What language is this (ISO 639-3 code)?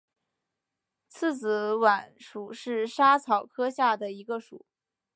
zho